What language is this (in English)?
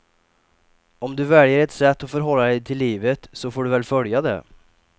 Swedish